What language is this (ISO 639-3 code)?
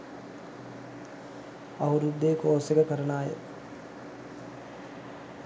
sin